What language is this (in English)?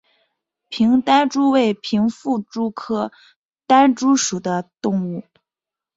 Chinese